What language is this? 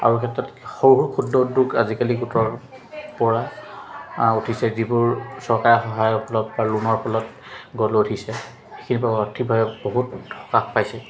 Assamese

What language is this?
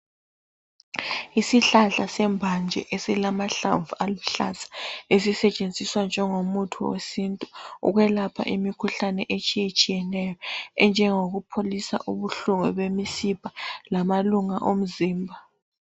North Ndebele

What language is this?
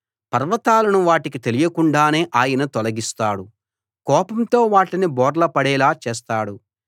Telugu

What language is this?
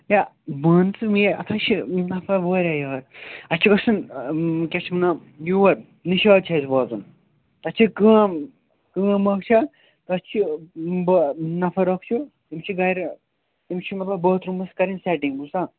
Kashmiri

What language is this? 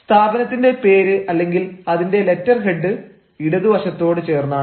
Malayalam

